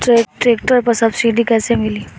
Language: Bhojpuri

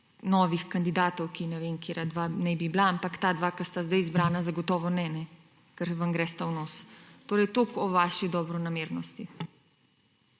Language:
Slovenian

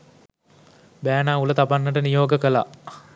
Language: Sinhala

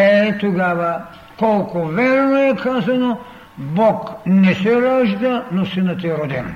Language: Bulgarian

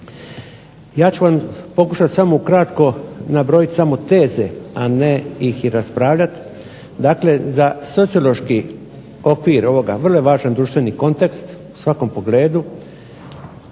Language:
Croatian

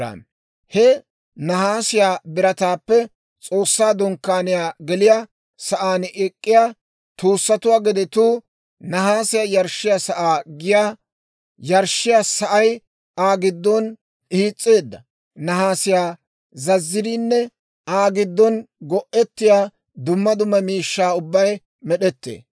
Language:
Dawro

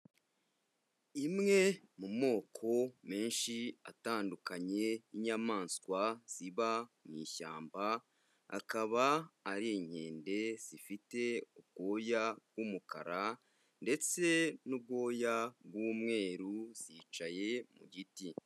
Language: Kinyarwanda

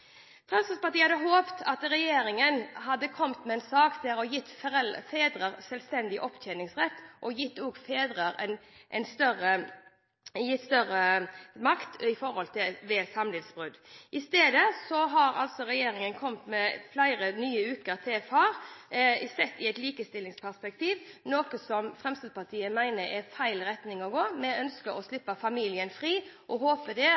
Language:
Norwegian Bokmål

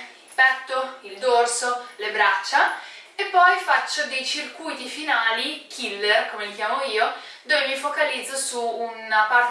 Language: Italian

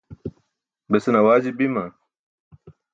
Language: Burushaski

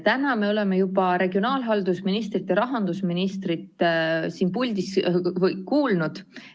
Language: Estonian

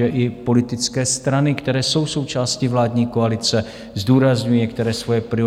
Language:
Czech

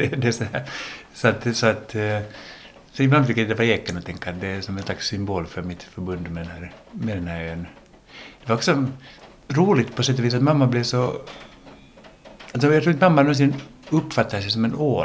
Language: Swedish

